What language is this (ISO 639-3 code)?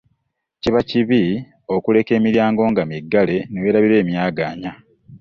lug